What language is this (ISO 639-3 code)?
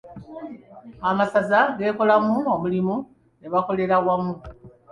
lug